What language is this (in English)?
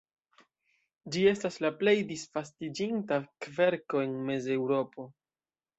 Esperanto